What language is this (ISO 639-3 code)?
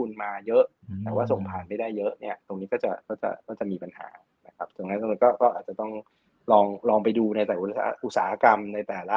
tha